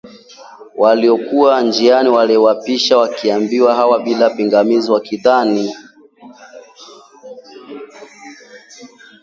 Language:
Swahili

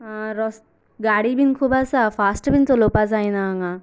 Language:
Konkani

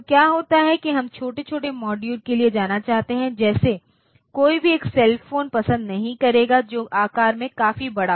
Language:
Hindi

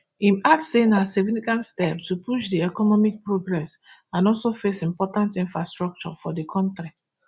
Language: Nigerian Pidgin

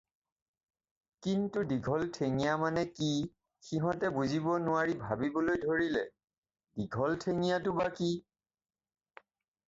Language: Assamese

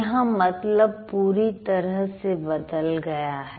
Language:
Hindi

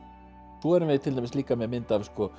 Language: Icelandic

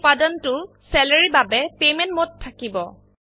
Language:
Assamese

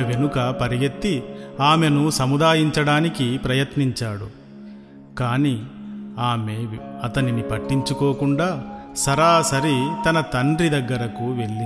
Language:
Telugu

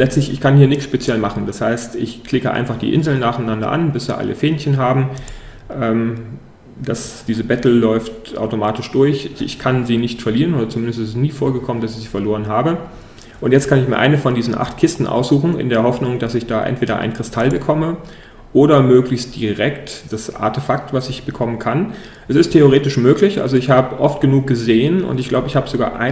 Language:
German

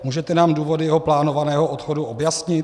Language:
Czech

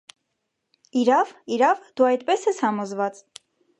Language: Armenian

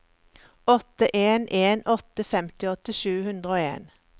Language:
Norwegian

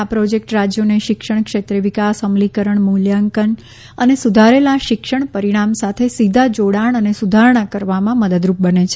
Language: Gujarati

